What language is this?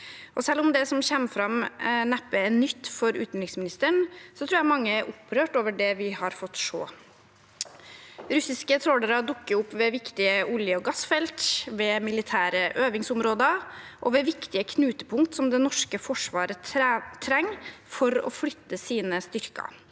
Norwegian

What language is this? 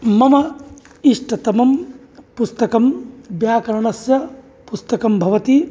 Sanskrit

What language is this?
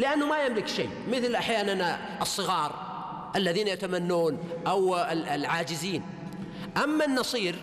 Arabic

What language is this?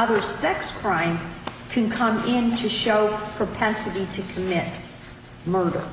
English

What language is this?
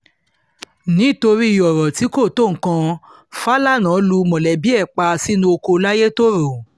Yoruba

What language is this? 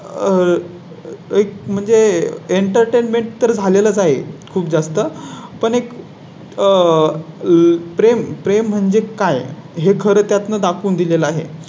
Marathi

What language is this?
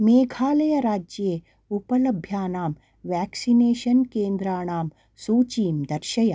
Sanskrit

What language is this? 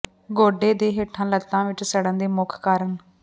Punjabi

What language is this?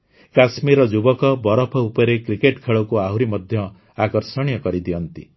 Odia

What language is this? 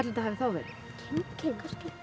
Icelandic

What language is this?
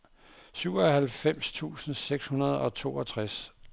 Danish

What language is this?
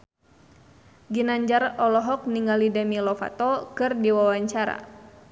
Sundanese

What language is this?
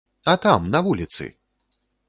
Belarusian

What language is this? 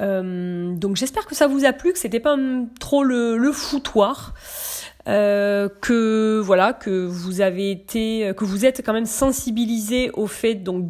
French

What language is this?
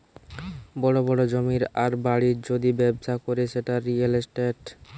Bangla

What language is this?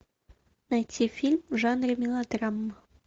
Russian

